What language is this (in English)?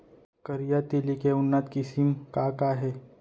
Chhattisgarhi